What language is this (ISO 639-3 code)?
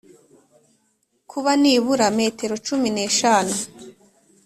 kin